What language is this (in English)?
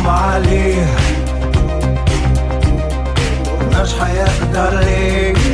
Hebrew